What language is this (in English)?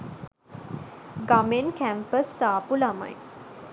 Sinhala